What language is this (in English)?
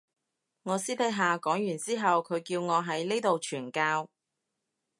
Cantonese